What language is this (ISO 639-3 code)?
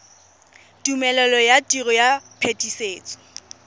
tsn